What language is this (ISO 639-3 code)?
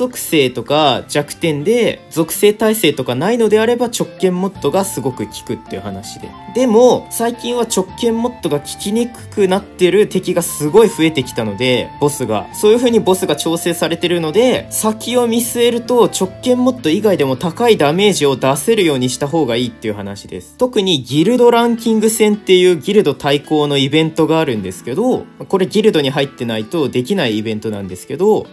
jpn